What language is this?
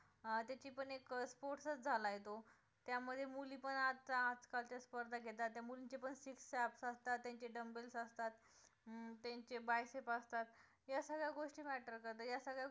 Marathi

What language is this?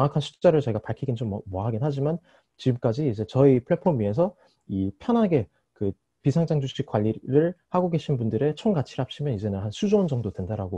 Korean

